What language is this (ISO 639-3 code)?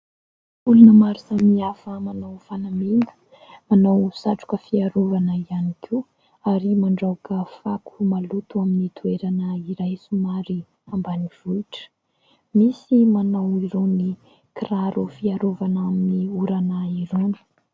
mlg